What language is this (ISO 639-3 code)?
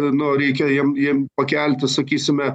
lit